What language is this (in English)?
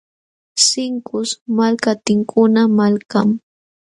Jauja Wanca Quechua